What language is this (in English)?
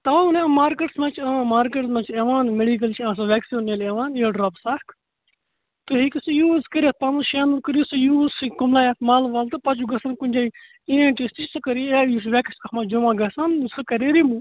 Kashmiri